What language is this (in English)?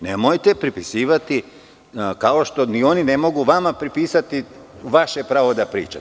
Serbian